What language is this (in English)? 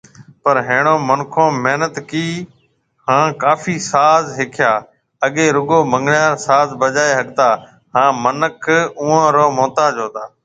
Marwari (Pakistan)